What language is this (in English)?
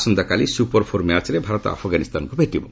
Odia